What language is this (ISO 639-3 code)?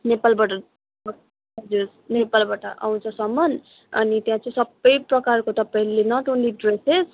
nep